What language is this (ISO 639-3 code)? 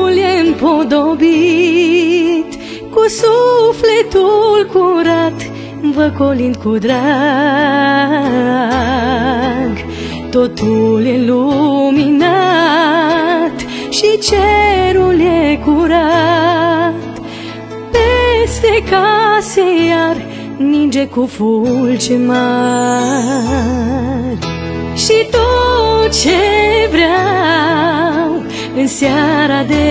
ron